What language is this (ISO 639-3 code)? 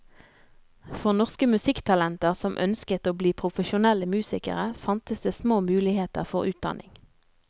nor